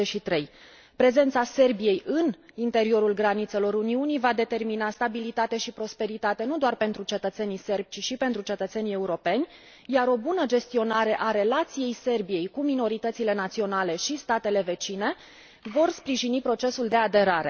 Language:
Romanian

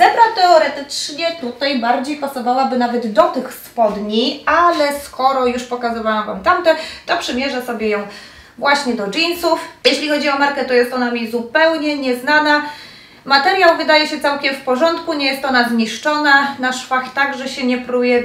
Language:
Polish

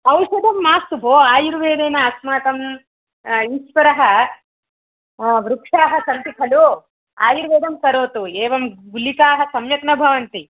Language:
Sanskrit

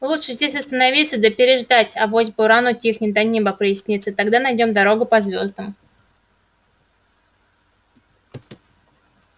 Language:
Russian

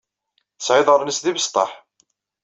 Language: Kabyle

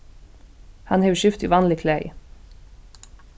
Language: Faroese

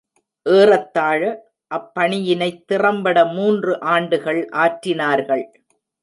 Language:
Tamil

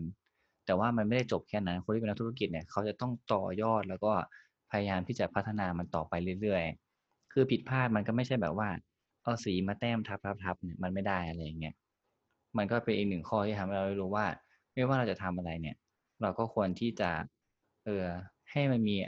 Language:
Thai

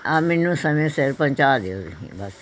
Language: Punjabi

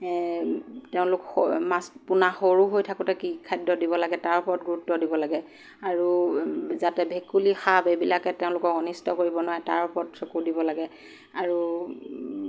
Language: Assamese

